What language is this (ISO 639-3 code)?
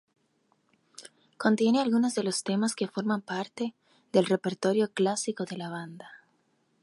spa